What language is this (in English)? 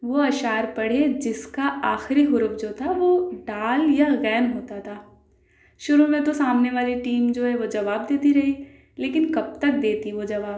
Urdu